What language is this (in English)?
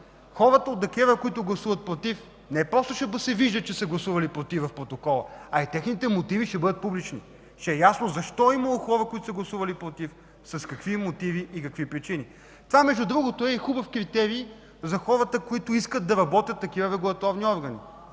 Bulgarian